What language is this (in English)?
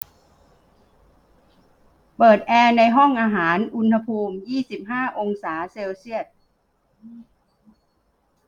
Thai